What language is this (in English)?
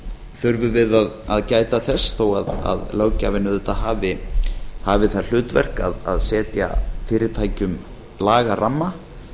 Icelandic